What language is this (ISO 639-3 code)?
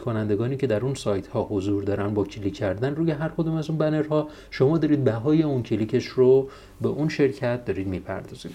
fas